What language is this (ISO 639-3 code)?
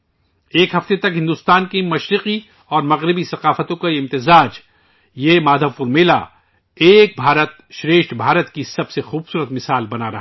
urd